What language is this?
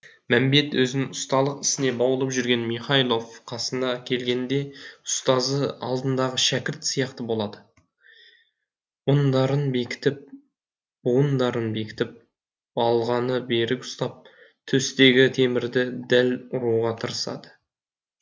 Kazakh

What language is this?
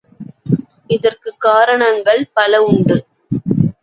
Tamil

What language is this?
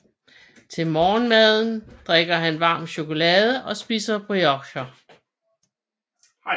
Danish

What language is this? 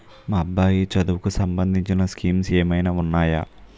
Telugu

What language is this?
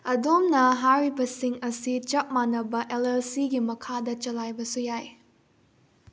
Manipuri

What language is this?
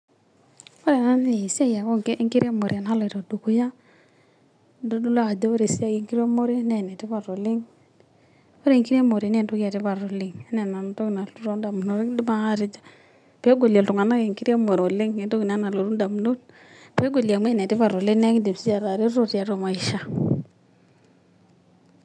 Masai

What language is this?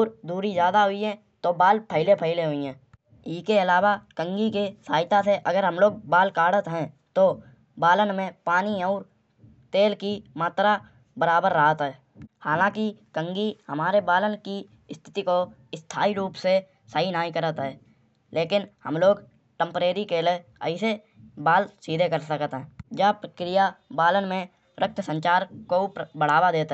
Kanauji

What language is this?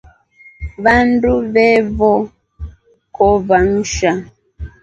Rombo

